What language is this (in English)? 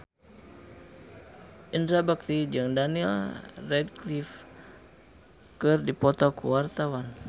Sundanese